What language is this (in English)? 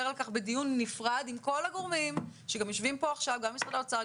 Hebrew